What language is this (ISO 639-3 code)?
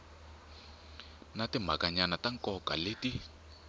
tso